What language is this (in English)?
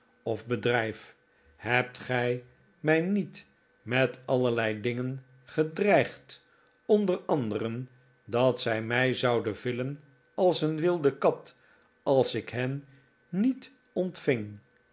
Dutch